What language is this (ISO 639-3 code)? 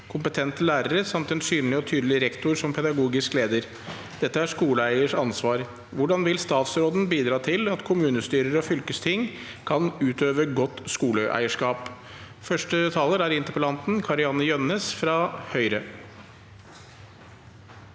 nor